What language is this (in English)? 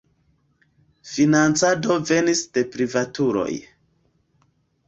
Esperanto